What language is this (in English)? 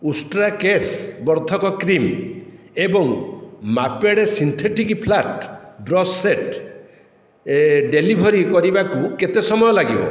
Odia